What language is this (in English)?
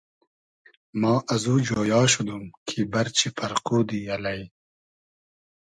Hazaragi